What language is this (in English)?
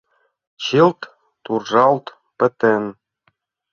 Mari